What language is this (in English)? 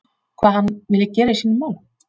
Icelandic